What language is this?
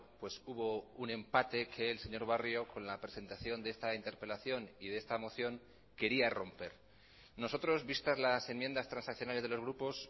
Spanish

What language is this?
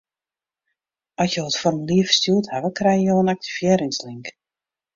Western Frisian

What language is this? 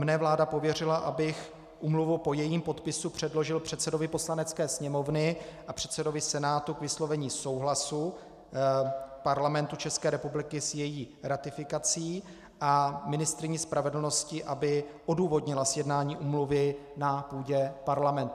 Czech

